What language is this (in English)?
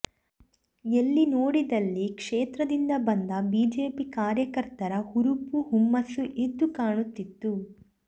Kannada